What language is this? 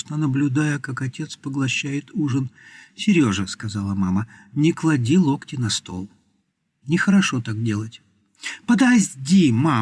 Russian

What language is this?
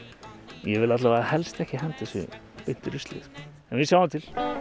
Icelandic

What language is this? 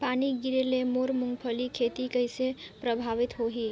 Chhattisgarhi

